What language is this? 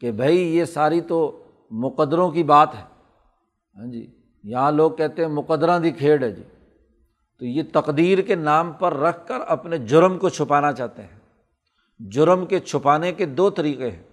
Urdu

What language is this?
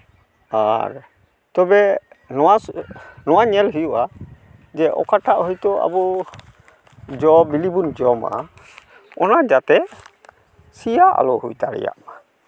Santali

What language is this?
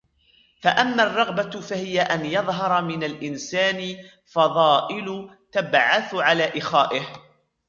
Arabic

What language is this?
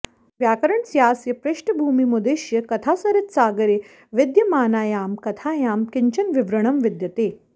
Sanskrit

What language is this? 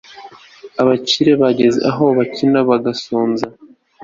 Kinyarwanda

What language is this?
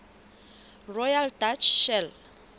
Southern Sotho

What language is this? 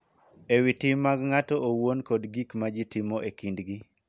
Luo (Kenya and Tanzania)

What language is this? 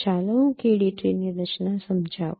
Gujarati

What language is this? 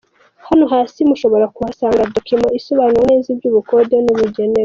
Kinyarwanda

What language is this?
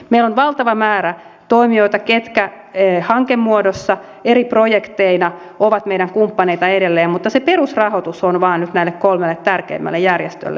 Finnish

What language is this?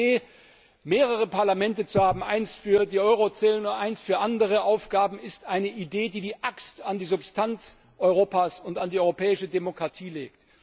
German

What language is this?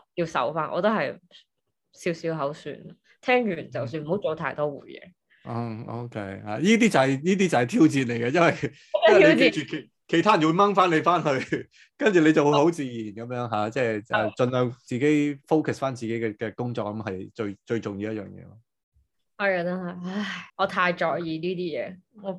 Chinese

